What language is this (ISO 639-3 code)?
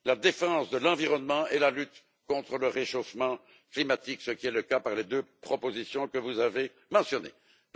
fra